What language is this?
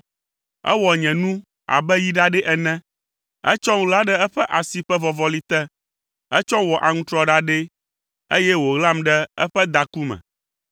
Ewe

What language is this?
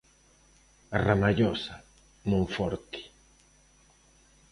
Galician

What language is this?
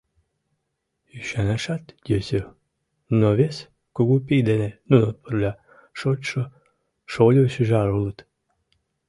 Mari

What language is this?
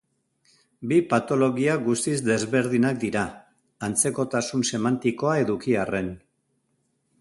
Basque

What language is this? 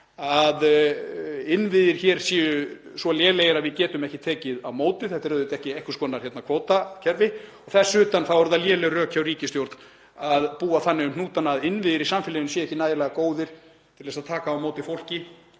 Icelandic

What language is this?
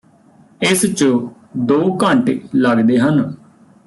Punjabi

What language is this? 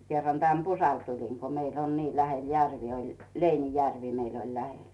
Finnish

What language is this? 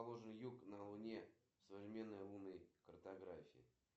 Russian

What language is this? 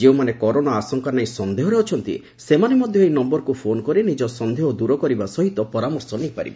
Odia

